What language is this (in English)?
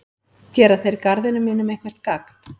Icelandic